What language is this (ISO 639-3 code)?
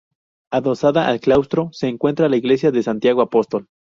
spa